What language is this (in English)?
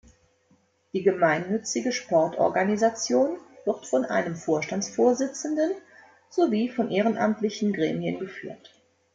German